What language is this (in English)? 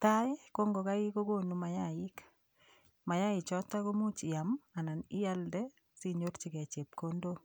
Kalenjin